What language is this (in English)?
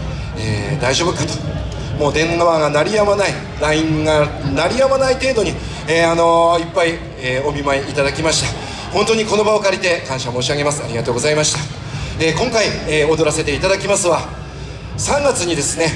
Japanese